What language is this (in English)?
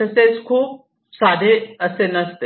Marathi